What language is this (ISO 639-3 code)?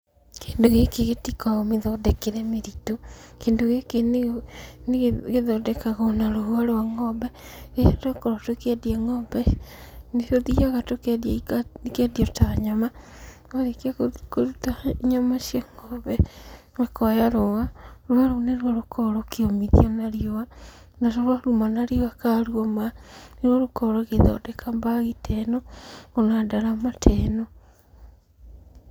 kik